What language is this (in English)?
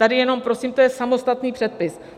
Czech